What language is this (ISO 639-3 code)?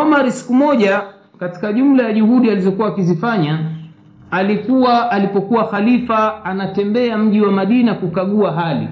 swa